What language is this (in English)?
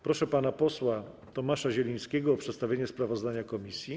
Polish